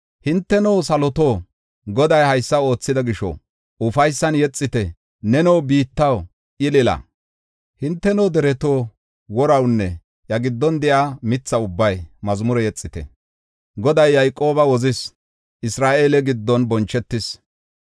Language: Gofa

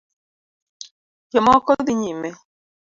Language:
Luo (Kenya and Tanzania)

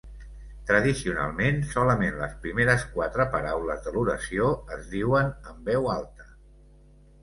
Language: Catalan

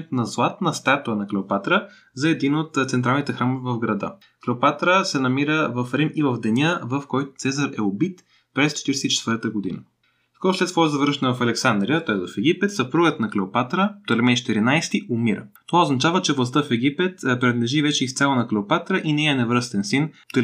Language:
Bulgarian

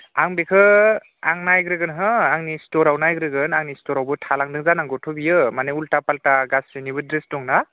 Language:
Bodo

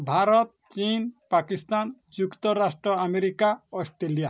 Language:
Odia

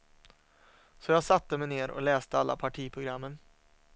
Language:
Swedish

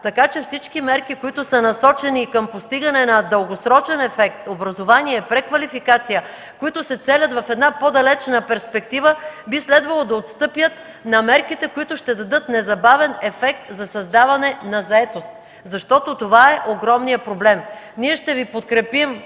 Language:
Bulgarian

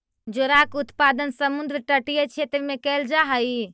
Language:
Magahi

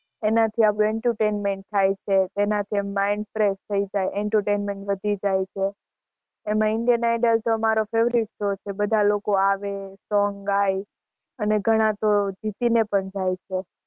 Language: Gujarati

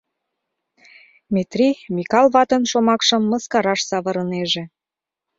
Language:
Mari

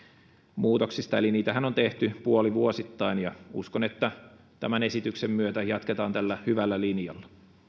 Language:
Finnish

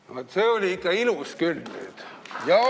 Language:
Estonian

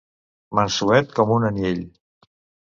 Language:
Catalan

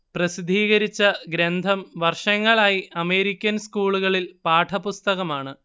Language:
Malayalam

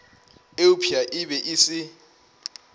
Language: Northern Sotho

